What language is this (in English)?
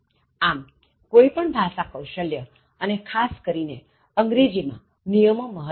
Gujarati